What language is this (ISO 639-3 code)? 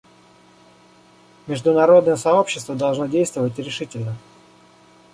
rus